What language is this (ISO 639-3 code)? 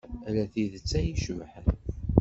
kab